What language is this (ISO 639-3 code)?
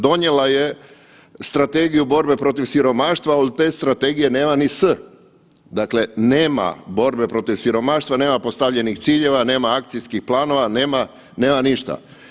hrv